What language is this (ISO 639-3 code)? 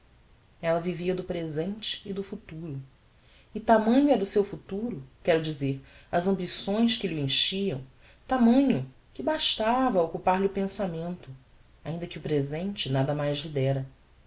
por